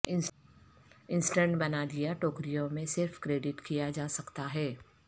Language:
Urdu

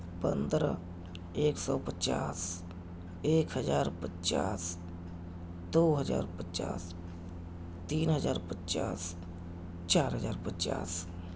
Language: Urdu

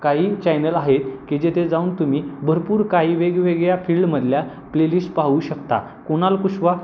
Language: Marathi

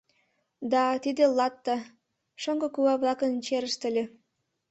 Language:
Mari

